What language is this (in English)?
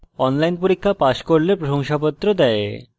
Bangla